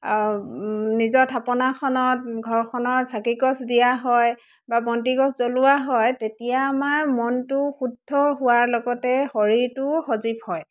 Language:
Assamese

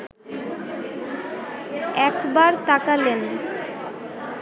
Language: Bangla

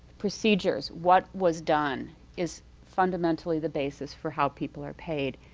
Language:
English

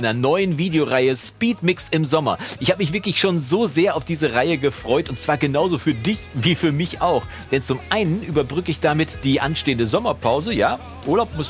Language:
German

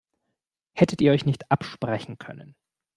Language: German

